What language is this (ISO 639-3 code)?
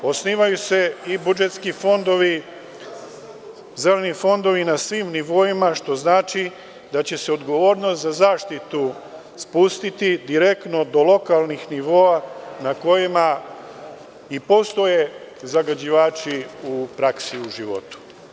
srp